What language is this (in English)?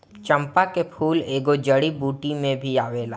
Bhojpuri